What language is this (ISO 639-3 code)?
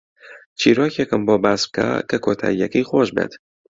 ckb